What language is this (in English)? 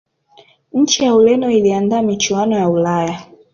Swahili